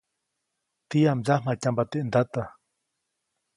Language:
Copainalá Zoque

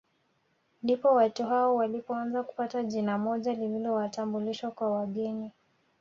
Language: Swahili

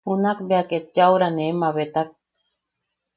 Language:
Yaqui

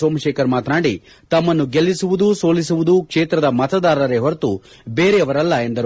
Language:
Kannada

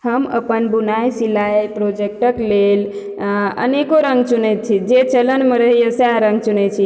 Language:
Maithili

